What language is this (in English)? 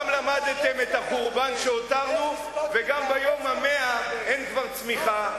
Hebrew